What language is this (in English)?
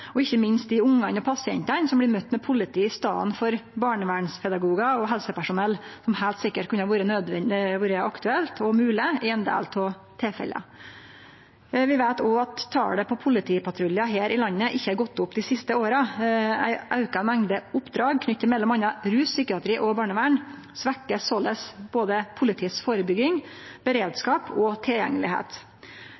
Norwegian Nynorsk